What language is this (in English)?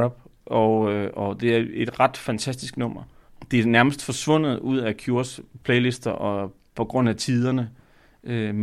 Danish